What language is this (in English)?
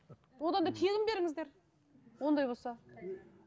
Kazakh